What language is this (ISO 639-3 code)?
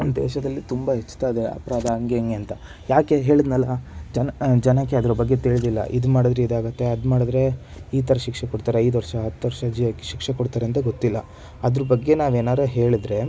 kan